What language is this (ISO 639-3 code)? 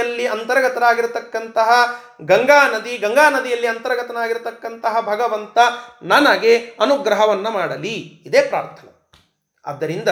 kan